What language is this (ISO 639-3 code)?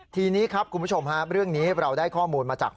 tha